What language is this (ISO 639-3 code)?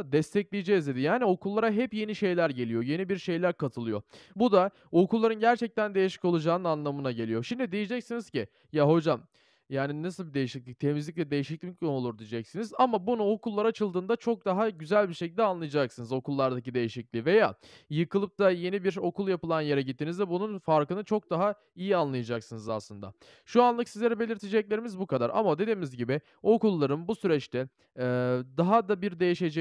tur